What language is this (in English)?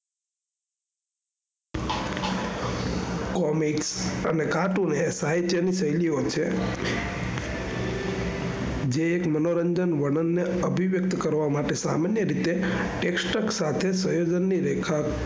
Gujarati